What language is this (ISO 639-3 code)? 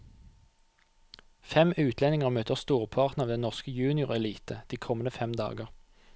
nor